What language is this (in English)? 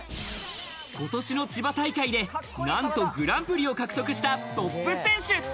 Japanese